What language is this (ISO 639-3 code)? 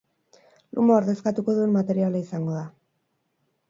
eus